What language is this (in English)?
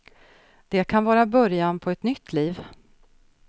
Swedish